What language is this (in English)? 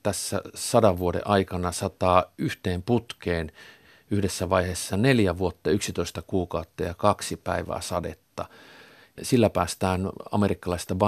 Finnish